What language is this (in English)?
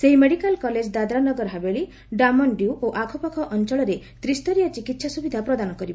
Odia